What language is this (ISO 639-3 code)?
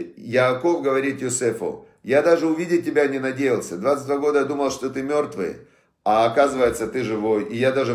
rus